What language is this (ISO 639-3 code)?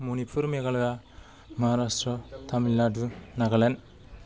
brx